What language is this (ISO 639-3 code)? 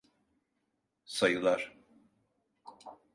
tur